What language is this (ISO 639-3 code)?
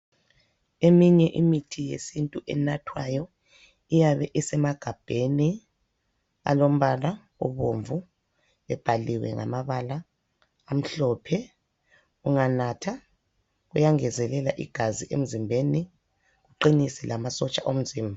nde